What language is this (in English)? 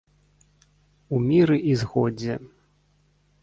Belarusian